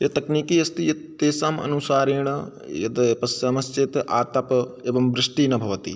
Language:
Sanskrit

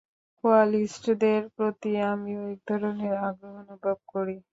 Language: Bangla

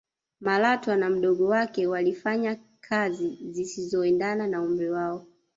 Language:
Swahili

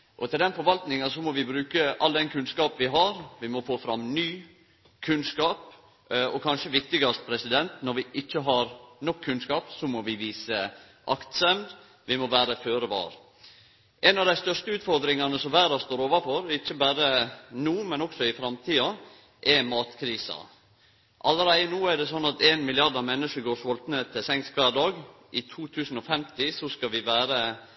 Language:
Norwegian Nynorsk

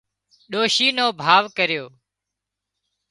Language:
Wadiyara Koli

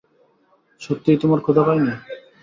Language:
Bangla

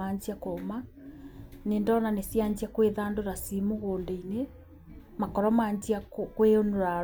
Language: Kikuyu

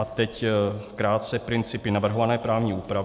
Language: Czech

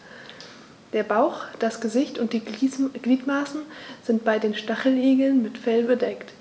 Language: German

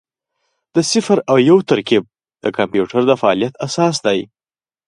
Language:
Pashto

